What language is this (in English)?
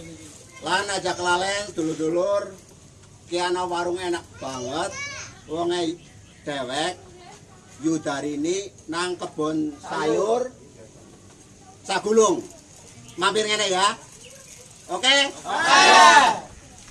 Indonesian